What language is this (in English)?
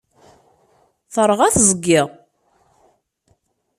Kabyle